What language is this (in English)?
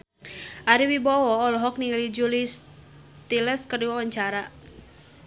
Sundanese